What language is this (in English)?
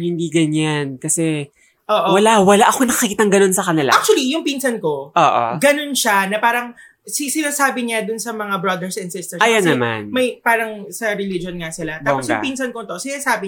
Filipino